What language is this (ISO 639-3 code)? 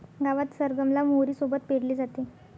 mar